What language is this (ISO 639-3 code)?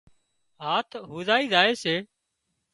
kxp